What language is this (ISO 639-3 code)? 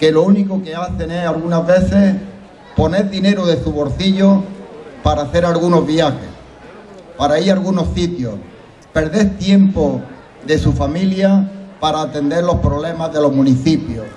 spa